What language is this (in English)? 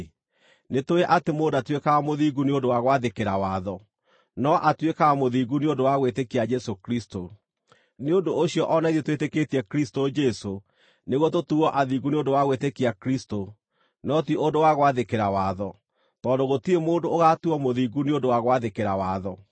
Kikuyu